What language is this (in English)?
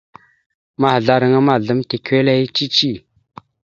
Mada (Cameroon)